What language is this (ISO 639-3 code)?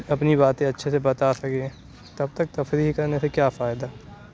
urd